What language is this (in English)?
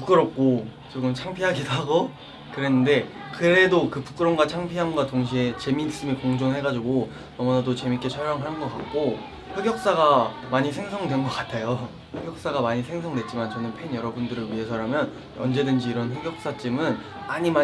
Korean